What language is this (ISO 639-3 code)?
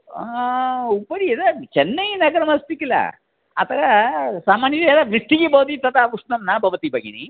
san